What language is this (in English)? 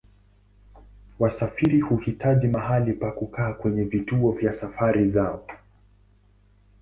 Swahili